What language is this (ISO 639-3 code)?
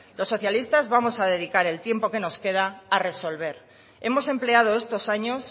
spa